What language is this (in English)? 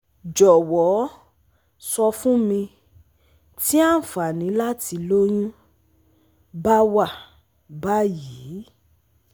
Yoruba